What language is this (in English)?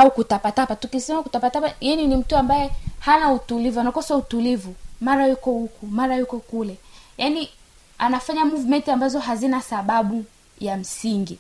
Swahili